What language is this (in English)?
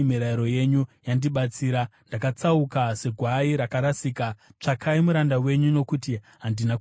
Shona